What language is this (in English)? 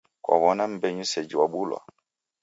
Taita